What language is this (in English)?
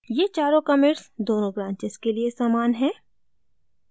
Hindi